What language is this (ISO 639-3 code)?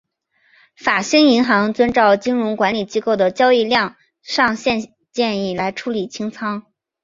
zho